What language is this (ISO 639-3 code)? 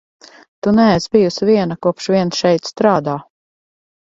lav